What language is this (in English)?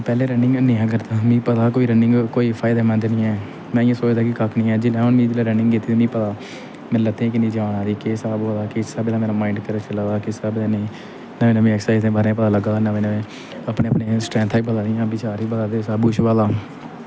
Dogri